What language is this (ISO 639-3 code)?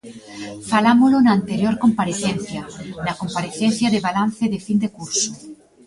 glg